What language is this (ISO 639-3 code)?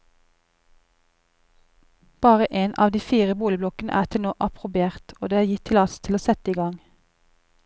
nor